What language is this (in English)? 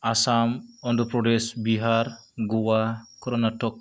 Bodo